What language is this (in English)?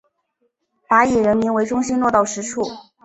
Chinese